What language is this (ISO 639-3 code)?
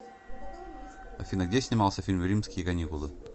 rus